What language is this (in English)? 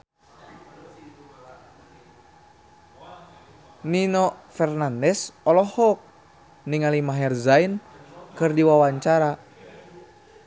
Sundanese